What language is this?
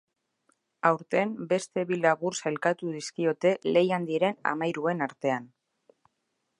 Basque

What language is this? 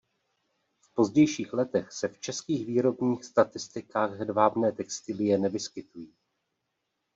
Czech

